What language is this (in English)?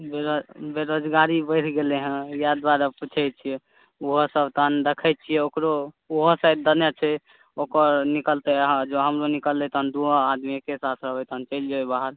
Maithili